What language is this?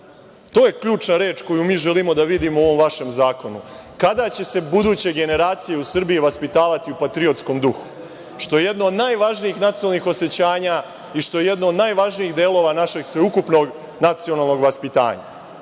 Serbian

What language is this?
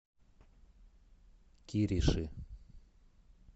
Russian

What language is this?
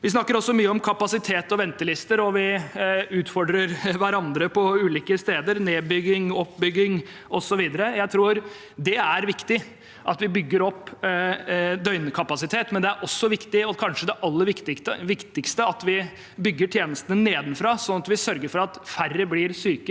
Norwegian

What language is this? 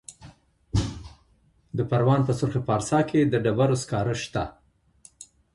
Pashto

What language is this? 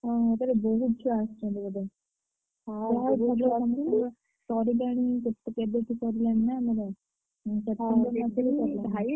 Odia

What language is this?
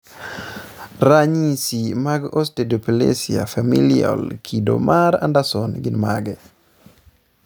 Luo (Kenya and Tanzania)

